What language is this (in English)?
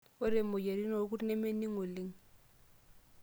Masai